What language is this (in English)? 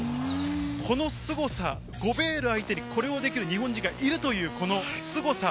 Japanese